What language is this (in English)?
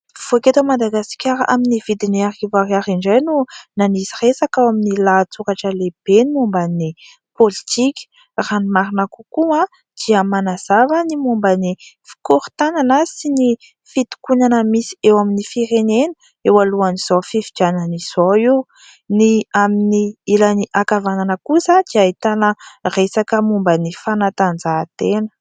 Malagasy